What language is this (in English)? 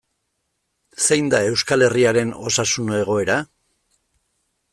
Basque